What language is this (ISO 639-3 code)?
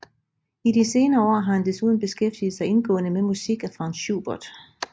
dan